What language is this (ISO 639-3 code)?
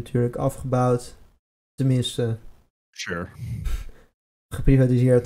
nld